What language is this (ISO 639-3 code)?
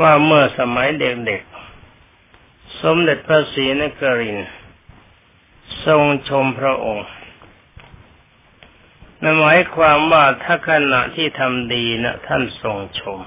tha